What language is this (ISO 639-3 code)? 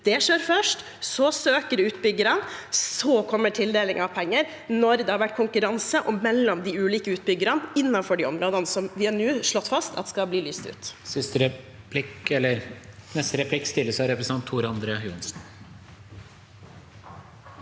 nor